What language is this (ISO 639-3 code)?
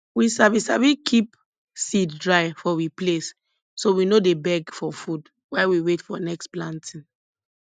pcm